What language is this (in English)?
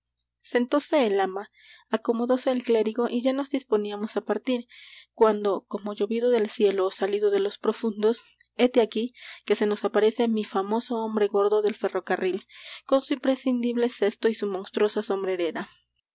Spanish